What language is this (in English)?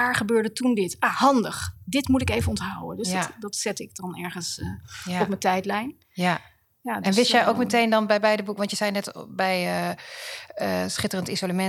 Dutch